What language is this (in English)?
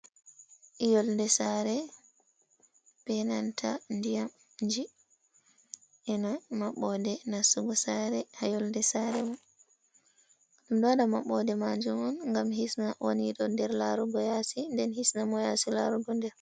Fula